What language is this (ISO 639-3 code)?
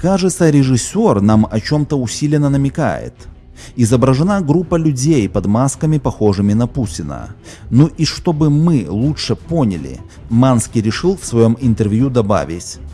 rus